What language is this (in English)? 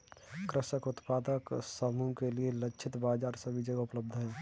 Hindi